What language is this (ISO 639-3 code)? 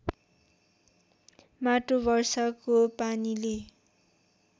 nep